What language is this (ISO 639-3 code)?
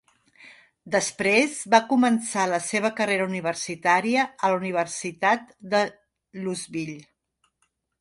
cat